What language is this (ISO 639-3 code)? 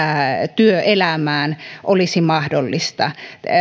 fin